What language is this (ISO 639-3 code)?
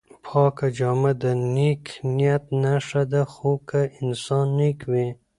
pus